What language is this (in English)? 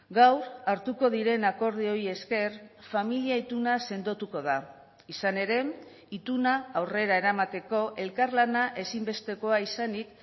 Basque